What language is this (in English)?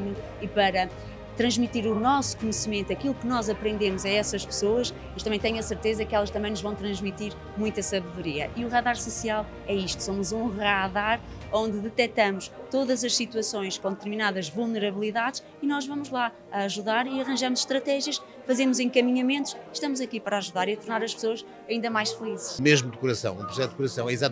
Portuguese